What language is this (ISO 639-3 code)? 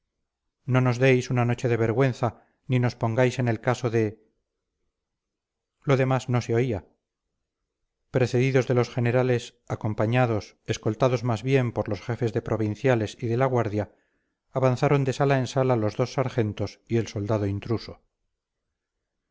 spa